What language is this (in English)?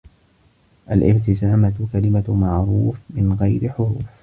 Arabic